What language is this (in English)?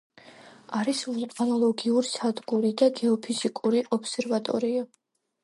Georgian